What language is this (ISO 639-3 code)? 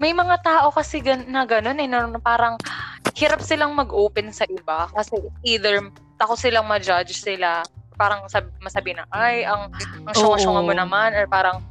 fil